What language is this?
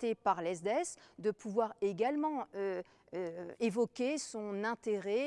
French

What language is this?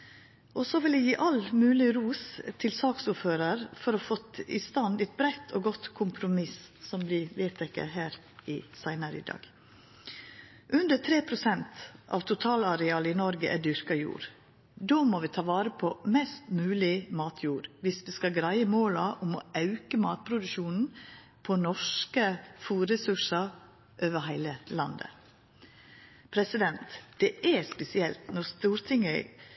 Norwegian Nynorsk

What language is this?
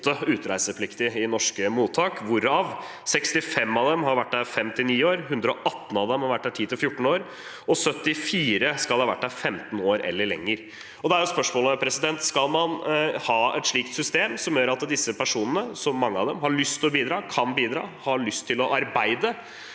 Norwegian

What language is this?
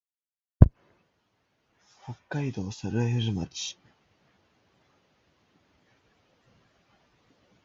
Japanese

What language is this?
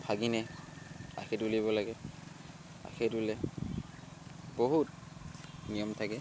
Assamese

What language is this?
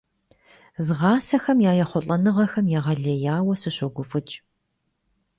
Kabardian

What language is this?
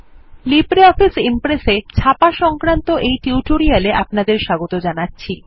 Bangla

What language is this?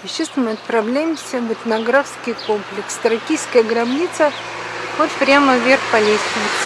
Russian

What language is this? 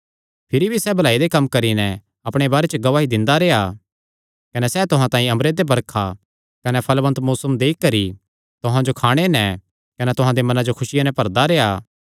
Kangri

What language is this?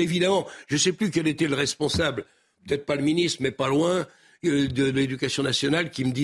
French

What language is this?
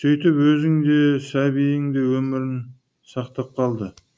Kazakh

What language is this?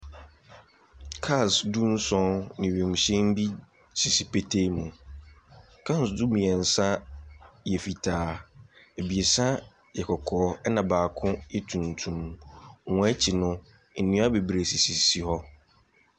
Akan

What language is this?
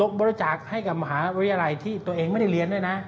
Thai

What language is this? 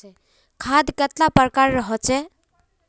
Magahi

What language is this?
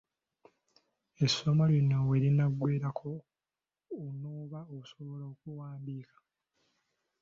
Ganda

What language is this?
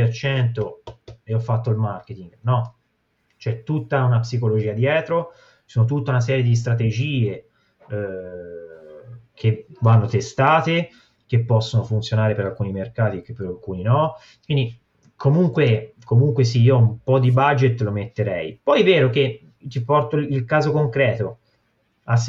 Italian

